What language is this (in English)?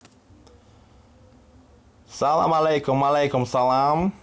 Russian